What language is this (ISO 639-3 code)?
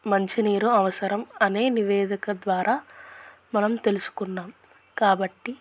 tel